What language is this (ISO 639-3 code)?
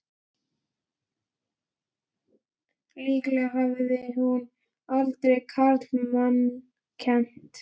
isl